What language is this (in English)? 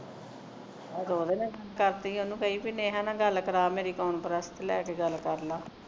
Punjabi